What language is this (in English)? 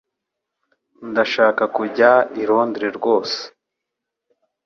Kinyarwanda